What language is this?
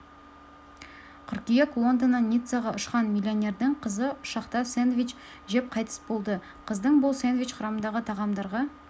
Kazakh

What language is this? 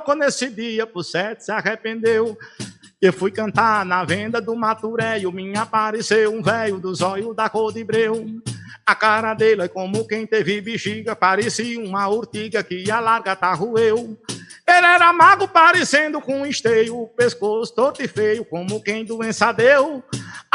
Portuguese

